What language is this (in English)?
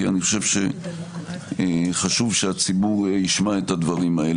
Hebrew